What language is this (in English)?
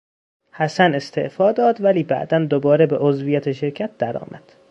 Persian